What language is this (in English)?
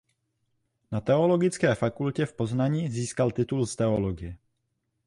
Czech